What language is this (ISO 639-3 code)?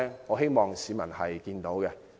yue